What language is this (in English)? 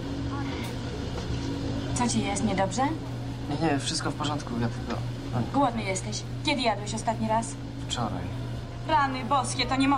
Polish